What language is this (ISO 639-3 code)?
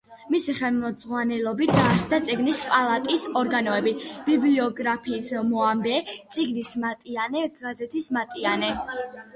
kat